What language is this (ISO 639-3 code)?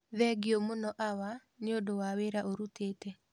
kik